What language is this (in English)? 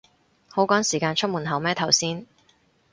Cantonese